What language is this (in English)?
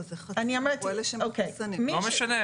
Hebrew